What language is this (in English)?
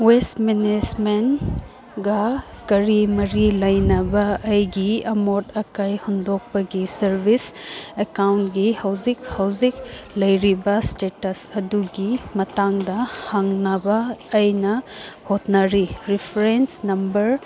Manipuri